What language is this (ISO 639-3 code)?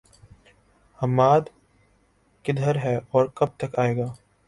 urd